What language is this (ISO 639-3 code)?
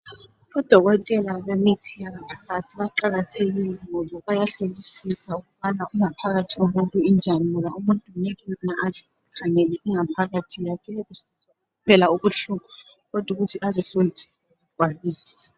nde